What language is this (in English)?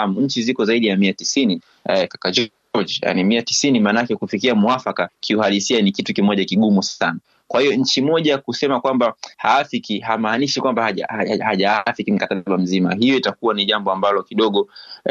Swahili